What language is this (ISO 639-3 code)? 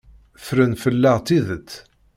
kab